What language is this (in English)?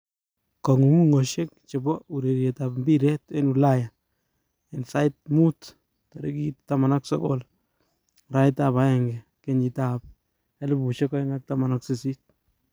Kalenjin